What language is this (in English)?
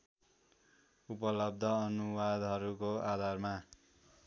Nepali